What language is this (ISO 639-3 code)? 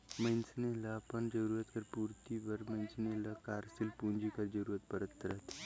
hne